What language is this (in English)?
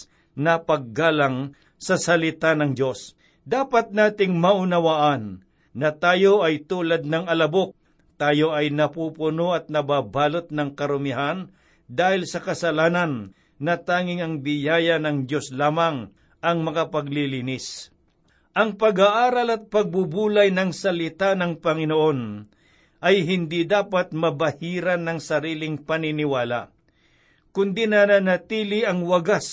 Filipino